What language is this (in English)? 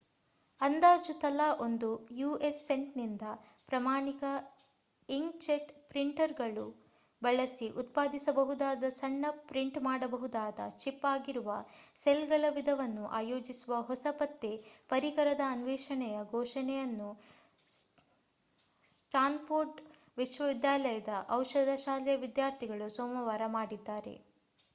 Kannada